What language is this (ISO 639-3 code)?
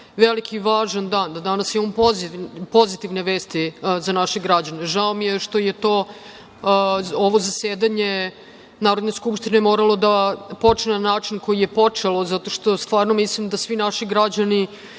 srp